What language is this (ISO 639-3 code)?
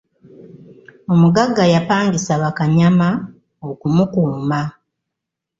lug